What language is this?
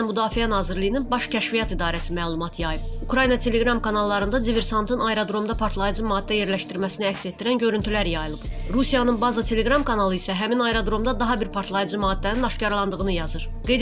Turkish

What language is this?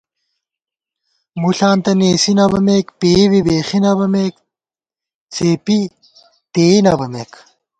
Gawar-Bati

